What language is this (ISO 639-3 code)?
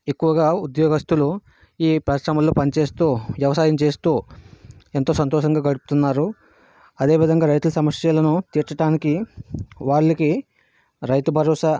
tel